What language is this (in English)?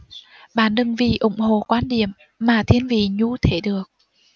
Vietnamese